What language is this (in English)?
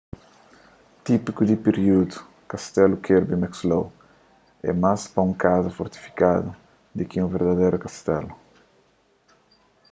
Kabuverdianu